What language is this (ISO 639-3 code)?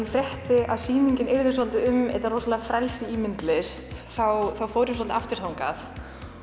isl